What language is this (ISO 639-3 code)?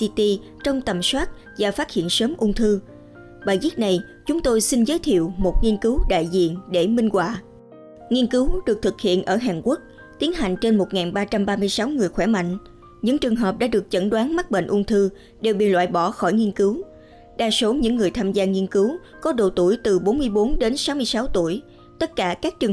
vie